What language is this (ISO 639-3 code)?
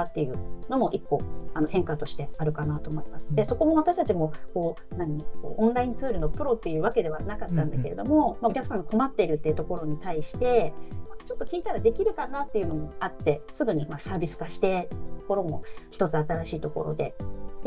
jpn